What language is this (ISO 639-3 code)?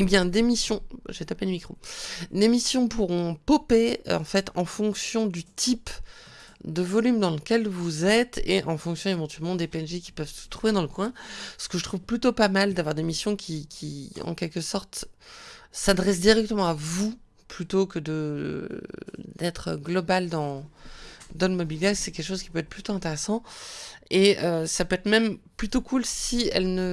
fra